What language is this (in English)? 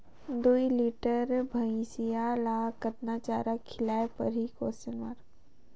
Chhattisgarhi